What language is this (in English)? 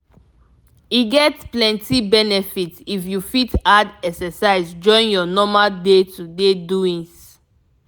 Nigerian Pidgin